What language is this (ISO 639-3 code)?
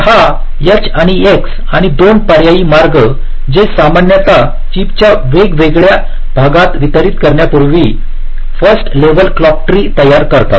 mar